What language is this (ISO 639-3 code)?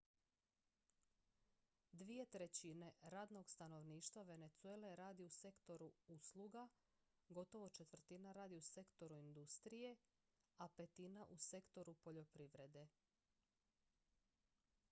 hrv